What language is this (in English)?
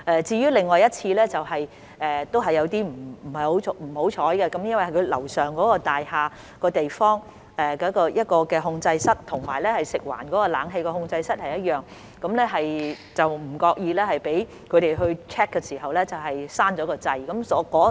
Cantonese